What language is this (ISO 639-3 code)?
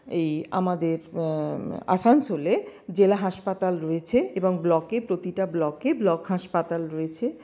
ben